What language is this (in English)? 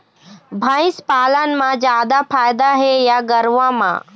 Chhattisgarhi